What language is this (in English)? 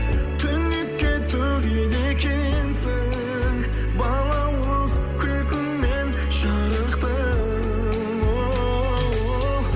Kazakh